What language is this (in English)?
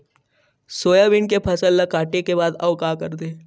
Chhattisgarhi